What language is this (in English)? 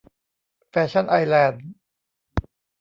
Thai